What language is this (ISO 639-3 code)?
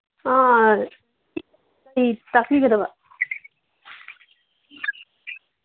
mni